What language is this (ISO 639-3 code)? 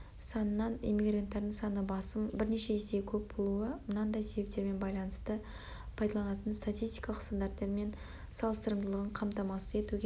kaz